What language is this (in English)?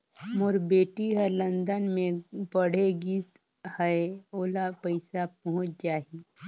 Chhattisgarhi